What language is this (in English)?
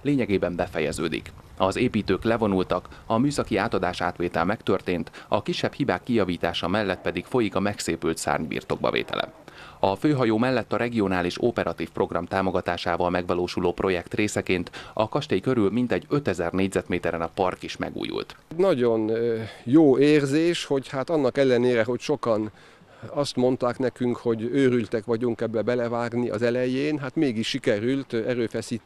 Hungarian